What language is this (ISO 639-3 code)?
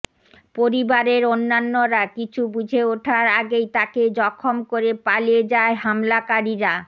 ben